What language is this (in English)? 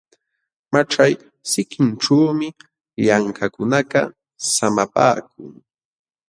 Jauja Wanca Quechua